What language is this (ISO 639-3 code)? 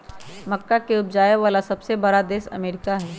mag